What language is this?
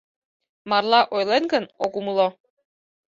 Mari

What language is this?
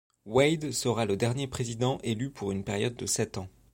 French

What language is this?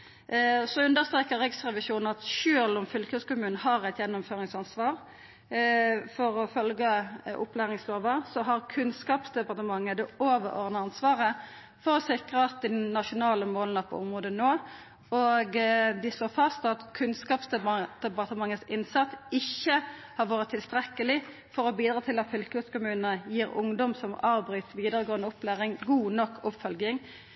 Norwegian Nynorsk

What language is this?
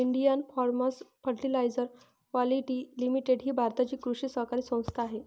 Marathi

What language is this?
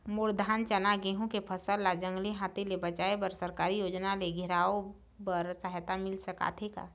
Chhattisgarhi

